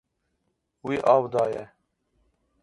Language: Kurdish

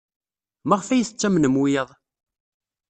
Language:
Kabyle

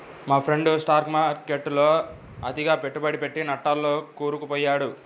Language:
Telugu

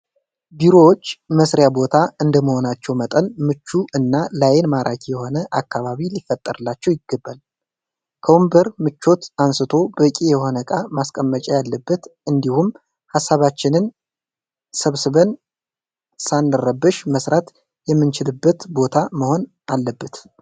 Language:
Amharic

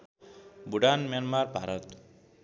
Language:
Nepali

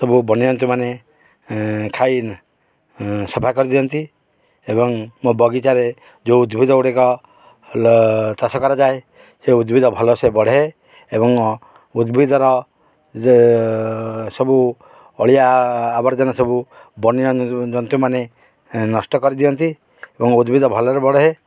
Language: Odia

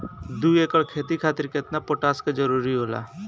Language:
Bhojpuri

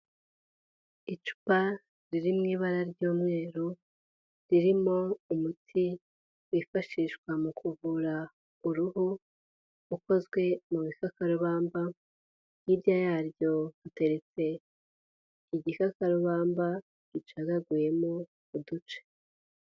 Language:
Kinyarwanda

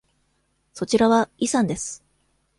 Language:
Japanese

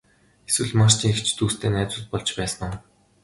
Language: Mongolian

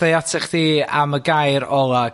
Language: Welsh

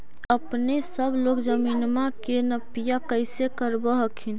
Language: Magahi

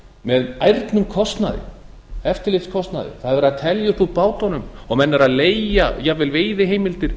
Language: Icelandic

